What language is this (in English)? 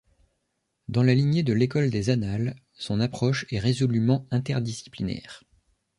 French